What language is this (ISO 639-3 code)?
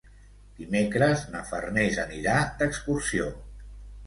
cat